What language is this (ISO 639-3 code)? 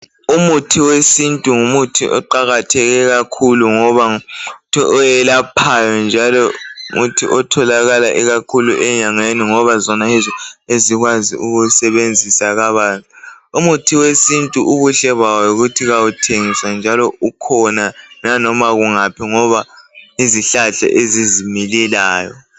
nde